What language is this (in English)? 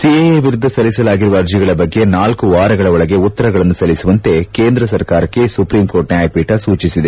Kannada